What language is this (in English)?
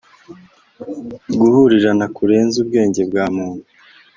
Kinyarwanda